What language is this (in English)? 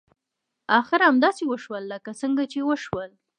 Pashto